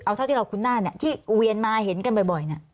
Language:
Thai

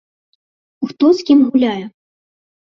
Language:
Belarusian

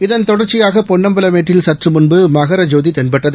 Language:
Tamil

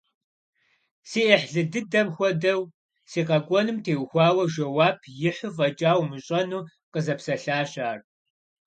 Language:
Kabardian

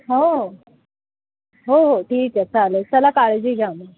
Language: Marathi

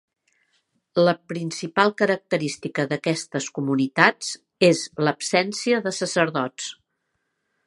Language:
Catalan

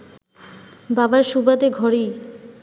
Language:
Bangla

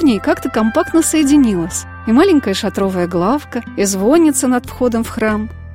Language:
Russian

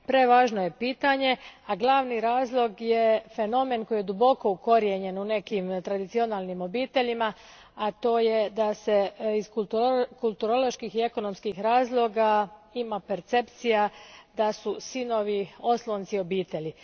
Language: Croatian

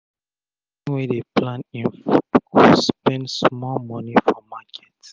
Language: Nigerian Pidgin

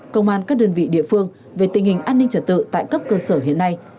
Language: Vietnamese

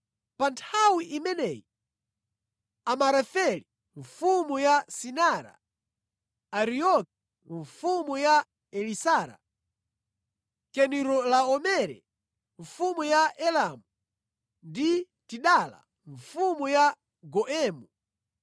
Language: Nyanja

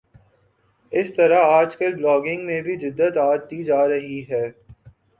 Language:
Urdu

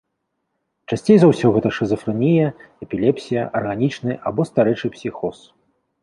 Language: Belarusian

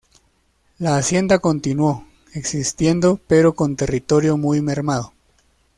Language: Spanish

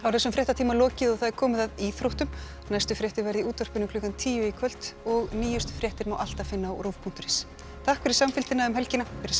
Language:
Icelandic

